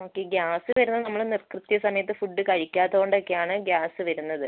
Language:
Malayalam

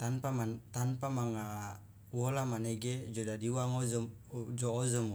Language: Loloda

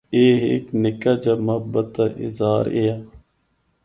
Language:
Northern Hindko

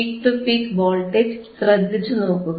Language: Malayalam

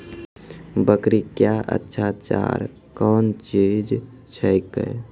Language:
Maithili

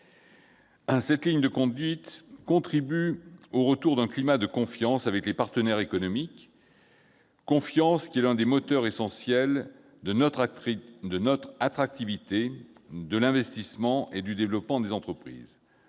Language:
French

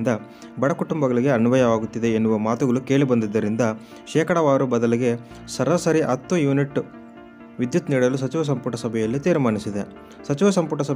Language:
Kannada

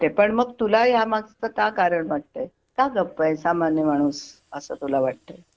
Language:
Marathi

